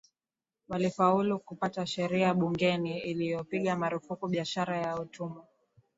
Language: Swahili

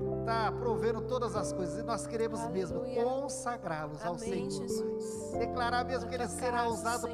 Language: Portuguese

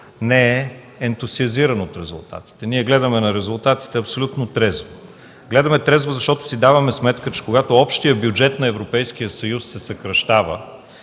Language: Bulgarian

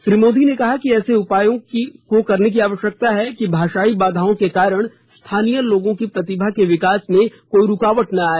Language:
Hindi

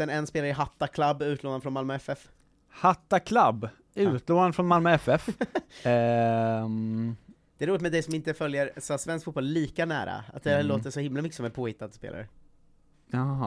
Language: Swedish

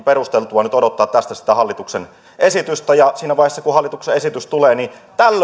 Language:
Finnish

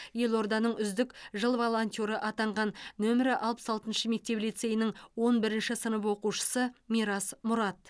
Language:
Kazakh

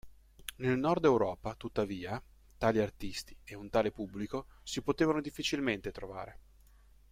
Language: Italian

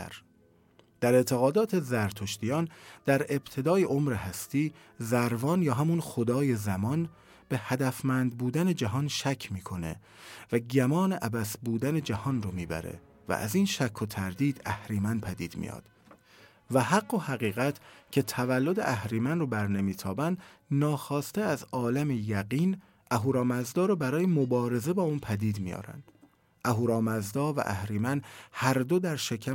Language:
Persian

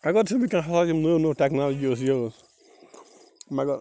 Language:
Kashmiri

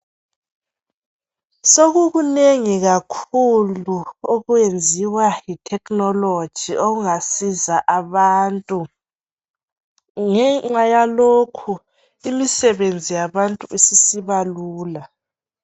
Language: North Ndebele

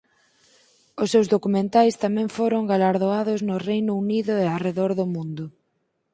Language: Galician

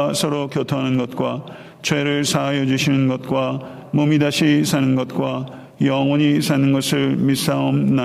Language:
Korean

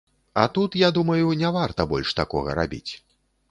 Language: Belarusian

